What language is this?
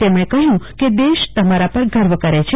Gujarati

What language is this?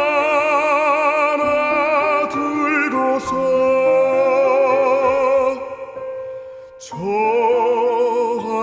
Romanian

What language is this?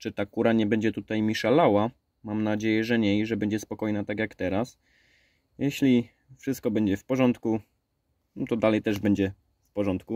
Polish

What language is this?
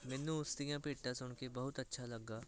Punjabi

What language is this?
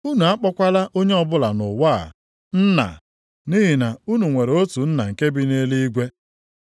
Igbo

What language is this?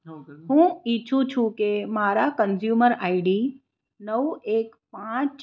Gujarati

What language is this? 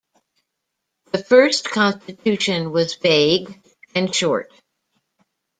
English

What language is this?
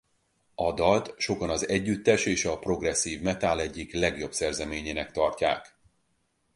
Hungarian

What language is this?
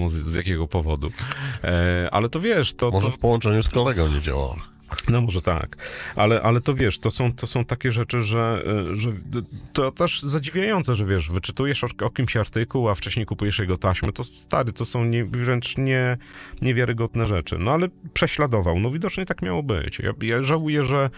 Polish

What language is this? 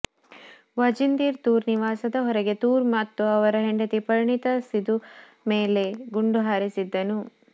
Kannada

